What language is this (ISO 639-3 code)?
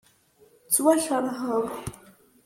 kab